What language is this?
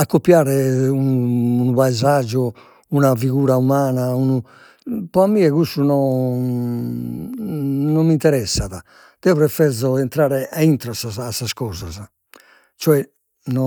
Sardinian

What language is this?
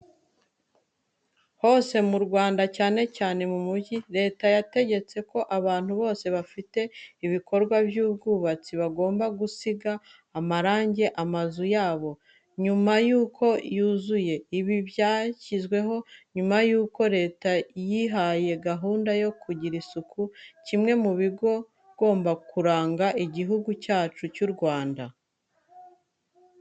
Kinyarwanda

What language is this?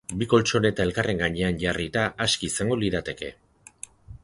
Basque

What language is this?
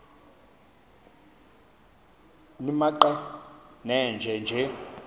Xhosa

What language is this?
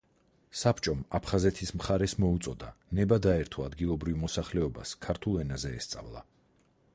Georgian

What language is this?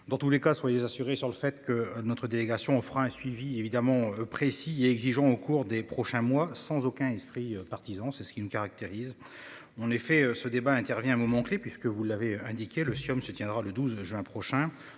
French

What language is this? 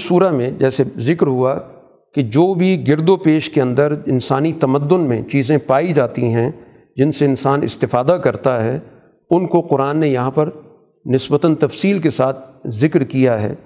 Urdu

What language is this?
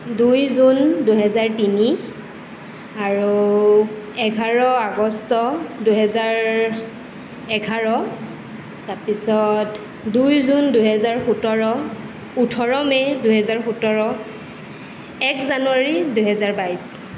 Assamese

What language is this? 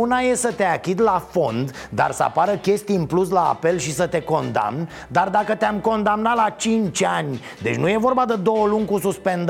Romanian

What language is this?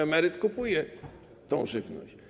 Polish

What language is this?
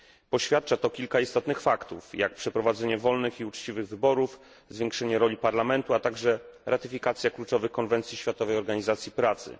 Polish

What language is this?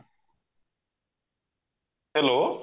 Odia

